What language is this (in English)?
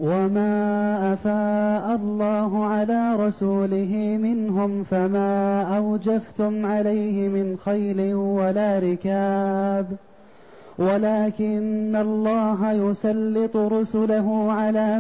Arabic